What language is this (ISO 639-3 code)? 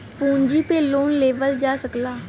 bho